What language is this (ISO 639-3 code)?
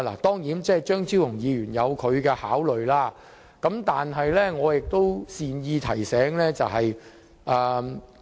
yue